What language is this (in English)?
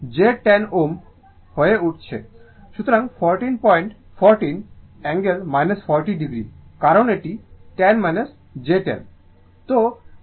Bangla